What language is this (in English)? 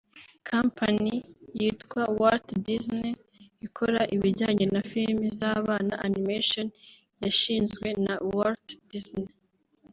Kinyarwanda